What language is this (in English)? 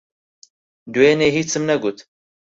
Central Kurdish